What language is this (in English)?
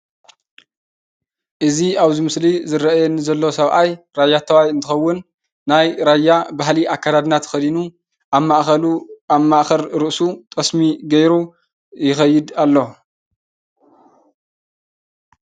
Tigrinya